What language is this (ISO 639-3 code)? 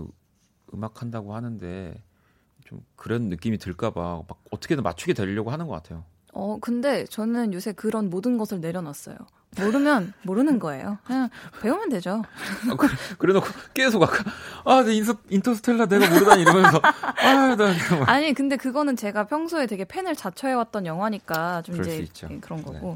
kor